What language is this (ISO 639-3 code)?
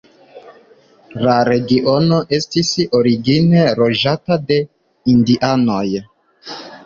epo